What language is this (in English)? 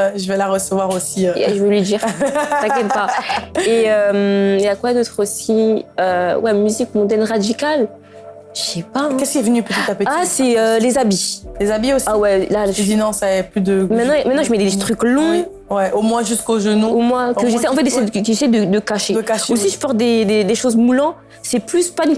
French